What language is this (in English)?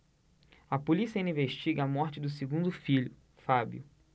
Portuguese